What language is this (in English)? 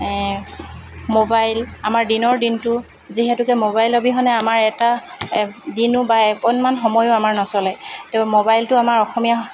Assamese